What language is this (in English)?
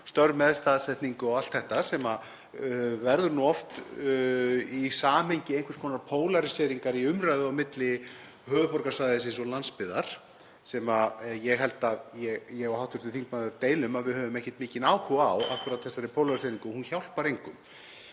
Icelandic